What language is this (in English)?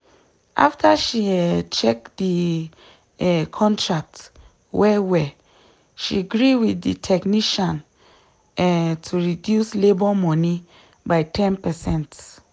Nigerian Pidgin